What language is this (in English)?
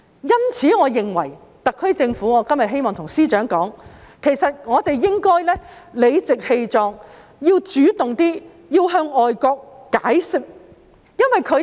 Cantonese